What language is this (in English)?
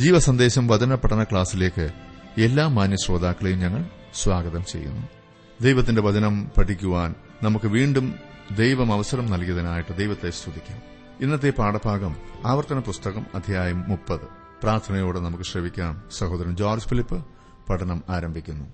Malayalam